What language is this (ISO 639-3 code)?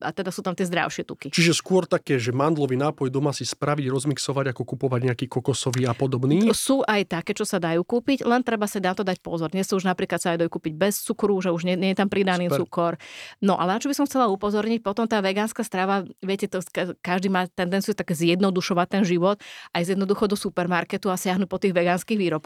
slk